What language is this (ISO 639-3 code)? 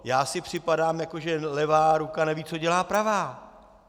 ces